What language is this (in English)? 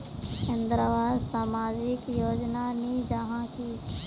Magahi